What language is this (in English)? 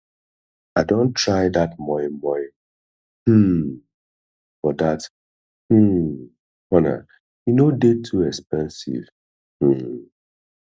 Nigerian Pidgin